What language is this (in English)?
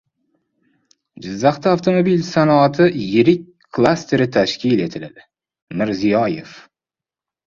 Uzbek